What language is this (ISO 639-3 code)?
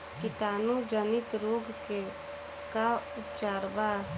bho